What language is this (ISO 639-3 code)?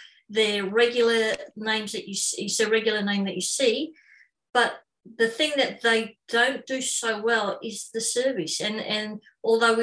eng